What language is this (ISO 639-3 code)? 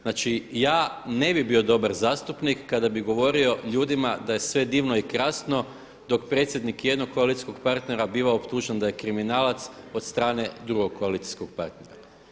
hrv